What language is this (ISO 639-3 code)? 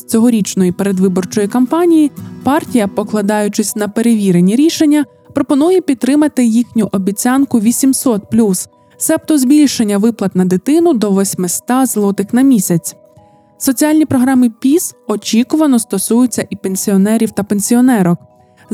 ukr